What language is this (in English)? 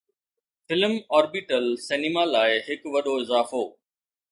Sindhi